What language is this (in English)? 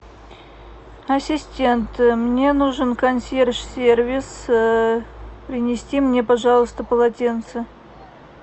Russian